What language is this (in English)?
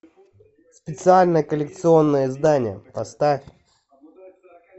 Russian